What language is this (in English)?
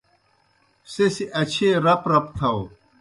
Kohistani Shina